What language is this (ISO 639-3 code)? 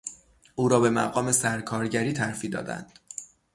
fas